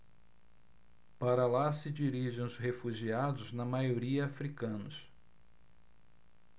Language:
Portuguese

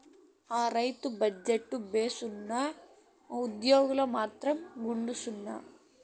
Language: Telugu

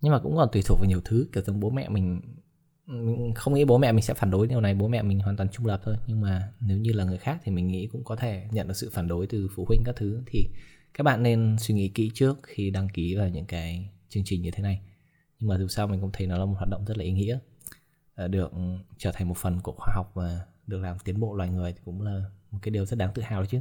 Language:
Vietnamese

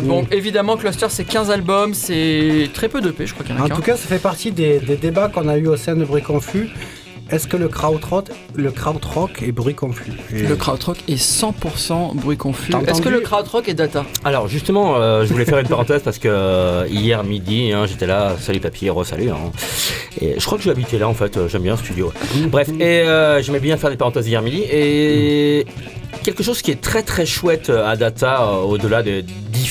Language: French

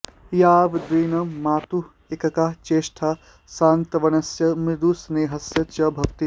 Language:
Sanskrit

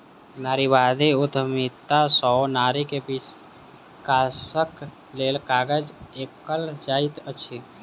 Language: Maithili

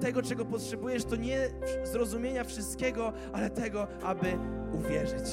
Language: Polish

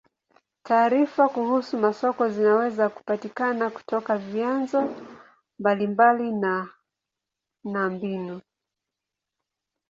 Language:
Swahili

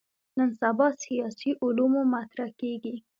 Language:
Pashto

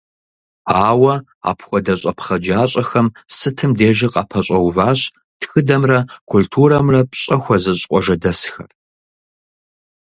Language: Kabardian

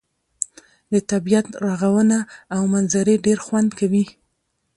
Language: Pashto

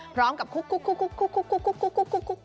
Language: Thai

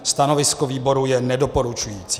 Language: Czech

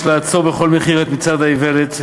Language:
Hebrew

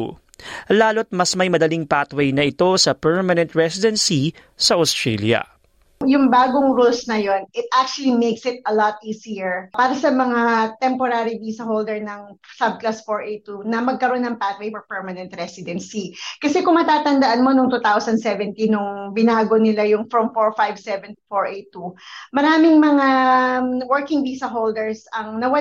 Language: Filipino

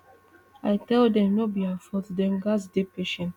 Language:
Nigerian Pidgin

